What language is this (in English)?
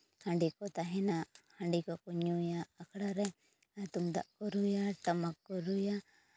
Santali